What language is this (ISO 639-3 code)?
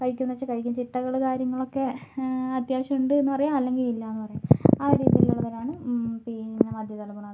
mal